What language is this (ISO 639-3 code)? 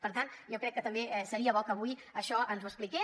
cat